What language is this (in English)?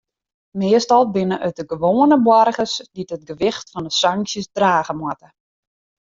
Western Frisian